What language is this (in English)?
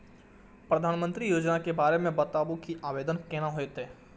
Maithili